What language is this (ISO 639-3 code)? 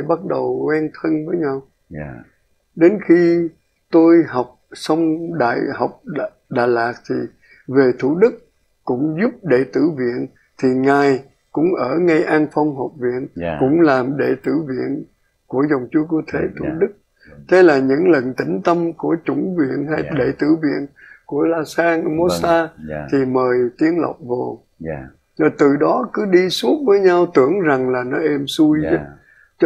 vie